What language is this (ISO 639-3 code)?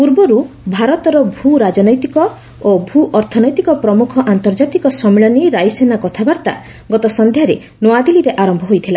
ori